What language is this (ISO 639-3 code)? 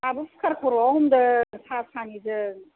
brx